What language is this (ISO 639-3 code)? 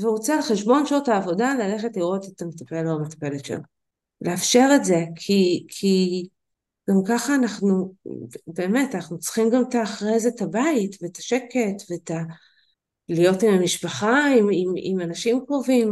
heb